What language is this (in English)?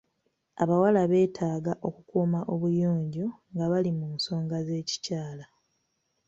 Ganda